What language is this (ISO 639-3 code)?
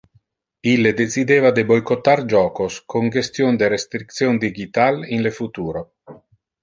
ina